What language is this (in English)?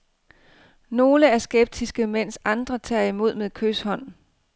Danish